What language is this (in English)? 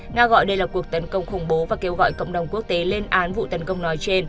Vietnamese